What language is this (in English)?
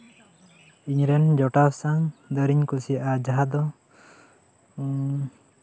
Santali